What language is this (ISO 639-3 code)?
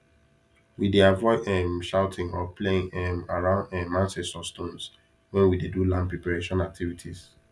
pcm